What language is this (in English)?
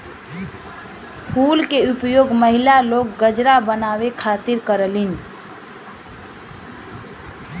Bhojpuri